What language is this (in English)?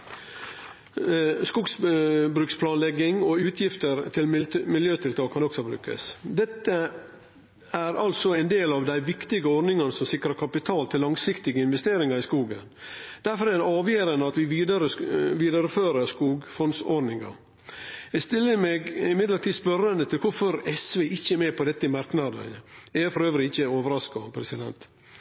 Norwegian Nynorsk